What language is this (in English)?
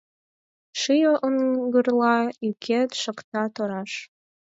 Mari